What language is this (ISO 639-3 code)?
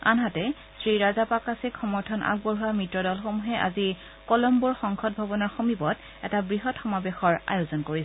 asm